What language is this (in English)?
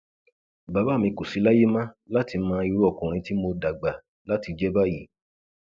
Yoruba